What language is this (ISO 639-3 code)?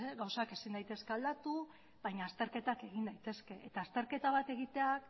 eus